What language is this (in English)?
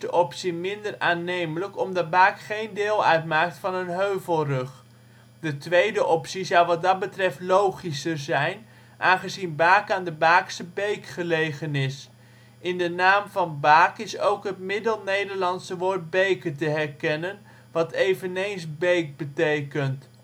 Dutch